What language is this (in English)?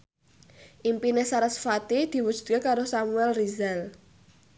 Javanese